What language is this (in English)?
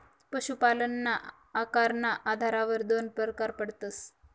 Marathi